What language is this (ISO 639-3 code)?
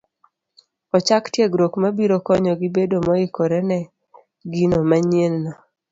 luo